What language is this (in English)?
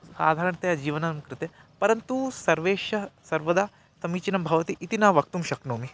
Sanskrit